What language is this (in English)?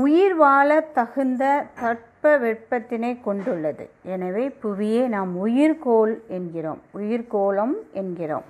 Tamil